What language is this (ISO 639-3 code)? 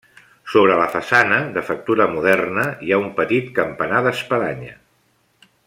cat